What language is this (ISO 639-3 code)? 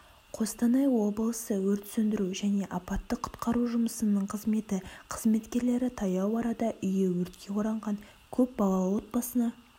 kaz